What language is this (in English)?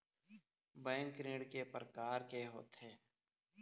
Chhattisgarhi